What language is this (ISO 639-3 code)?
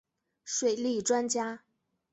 zho